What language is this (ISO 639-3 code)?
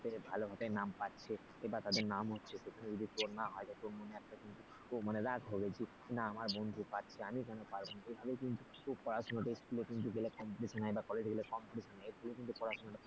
ben